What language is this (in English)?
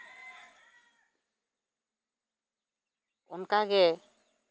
Santali